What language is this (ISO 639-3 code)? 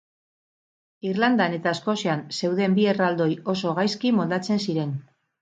eus